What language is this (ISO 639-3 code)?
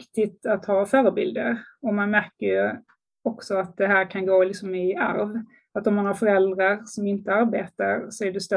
swe